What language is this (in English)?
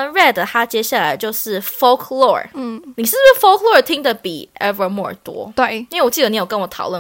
Chinese